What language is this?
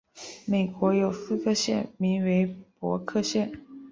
Chinese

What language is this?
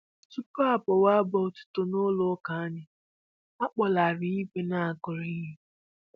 Igbo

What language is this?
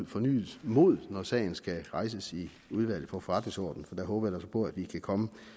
Danish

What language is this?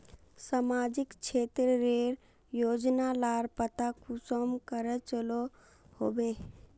Magahi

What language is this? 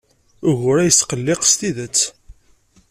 Kabyle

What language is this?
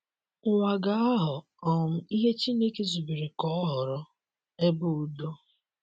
Igbo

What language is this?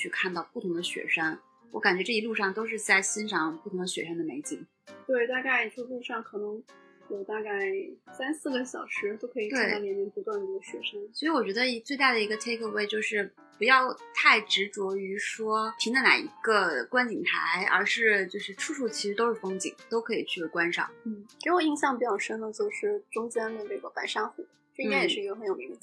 Chinese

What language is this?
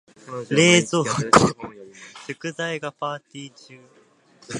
Japanese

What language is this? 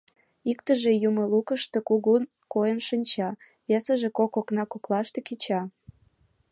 Mari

